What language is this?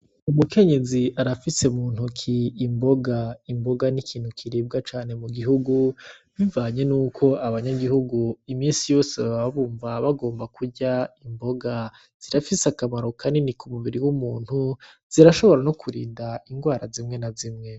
Rundi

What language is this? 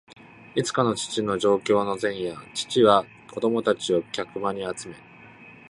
Japanese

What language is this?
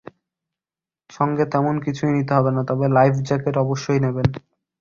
Bangla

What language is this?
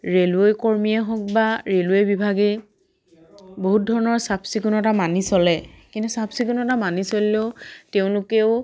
Assamese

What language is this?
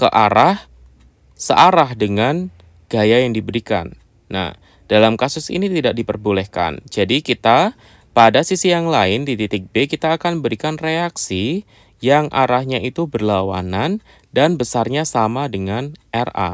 Indonesian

